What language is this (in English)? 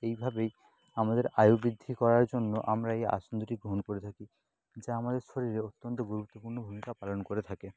Bangla